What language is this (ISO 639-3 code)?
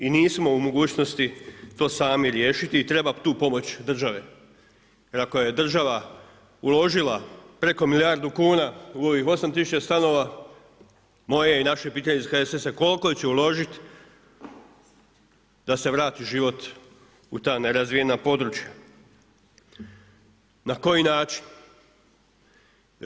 hrv